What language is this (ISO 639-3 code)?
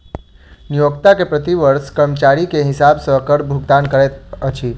mai